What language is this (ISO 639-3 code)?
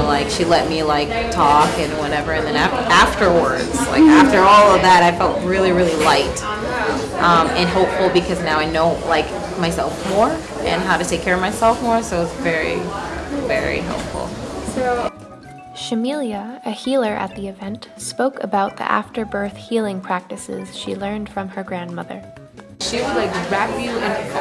eng